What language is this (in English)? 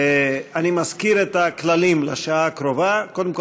Hebrew